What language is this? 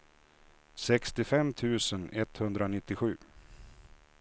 Swedish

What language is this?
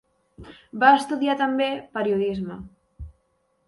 Catalan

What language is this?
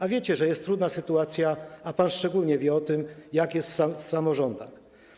Polish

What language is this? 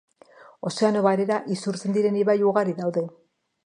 Basque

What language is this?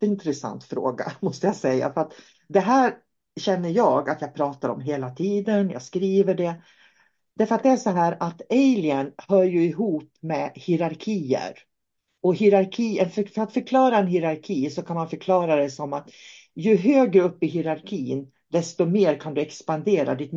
Swedish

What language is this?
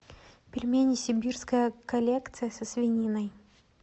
Russian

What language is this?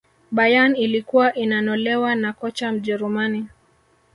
Swahili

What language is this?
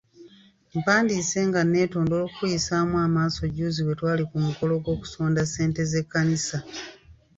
Ganda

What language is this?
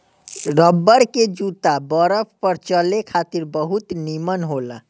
Bhojpuri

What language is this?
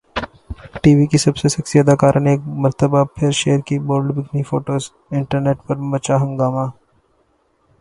Urdu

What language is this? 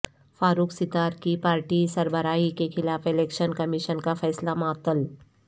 Urdu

